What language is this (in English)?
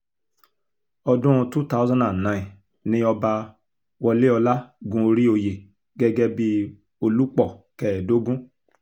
Yoruba